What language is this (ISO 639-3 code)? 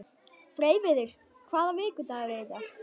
isl